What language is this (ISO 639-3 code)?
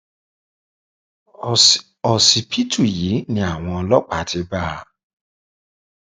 yor